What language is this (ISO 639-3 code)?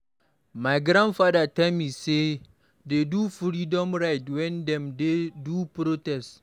pcm